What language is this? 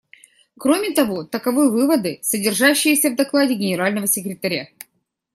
Russian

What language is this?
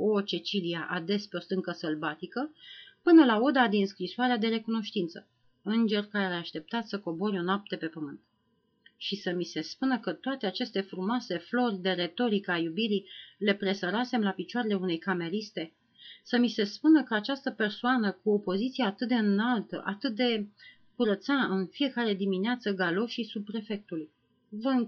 Romanian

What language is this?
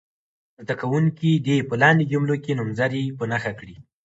Pashto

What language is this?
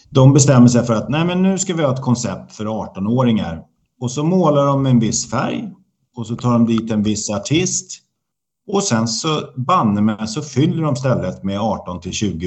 Swedish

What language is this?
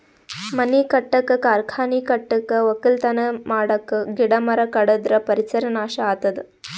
Kannada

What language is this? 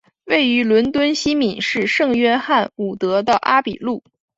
Chinese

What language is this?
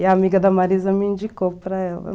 Portuguese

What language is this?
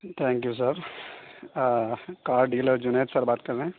Urdu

